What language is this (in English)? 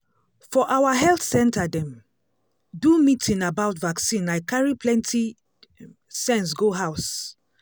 Nigerian Pidgin